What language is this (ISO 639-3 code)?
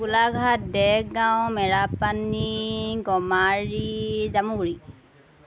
asm